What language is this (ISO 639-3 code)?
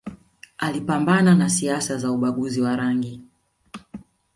swa